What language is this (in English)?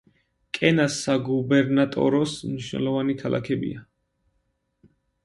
Georgian